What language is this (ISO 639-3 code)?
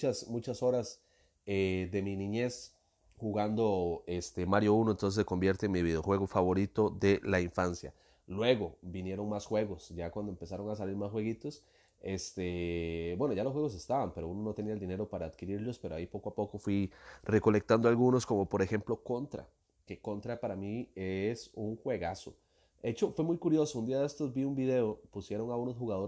spa